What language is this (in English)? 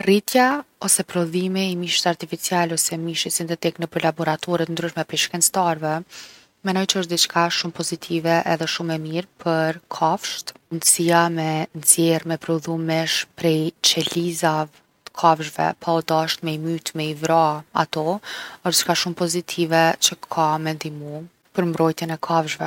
Gheg Albanian